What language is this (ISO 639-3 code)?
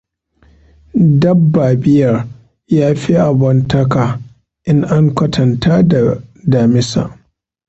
hau